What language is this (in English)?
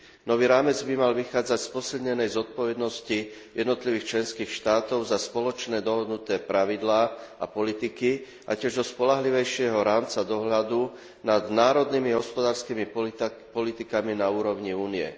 Slovak